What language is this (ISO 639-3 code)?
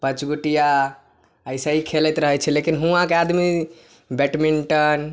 mai